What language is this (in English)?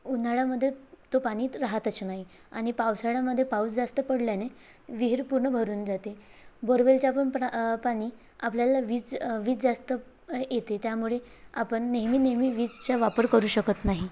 Marathi